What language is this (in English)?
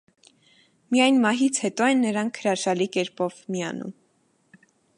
Armenian